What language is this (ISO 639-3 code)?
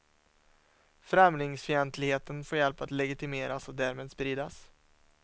swe